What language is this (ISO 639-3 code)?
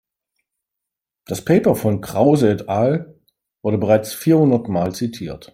deu